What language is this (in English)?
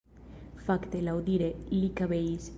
Esperanto